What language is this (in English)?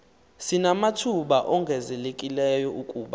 Xhosa